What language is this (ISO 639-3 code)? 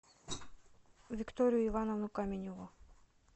rus